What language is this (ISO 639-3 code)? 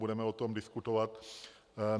ces